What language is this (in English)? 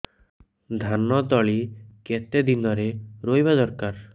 Odia